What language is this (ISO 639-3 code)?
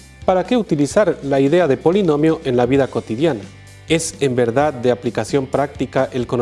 spa